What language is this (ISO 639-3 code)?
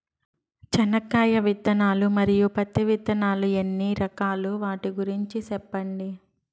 tel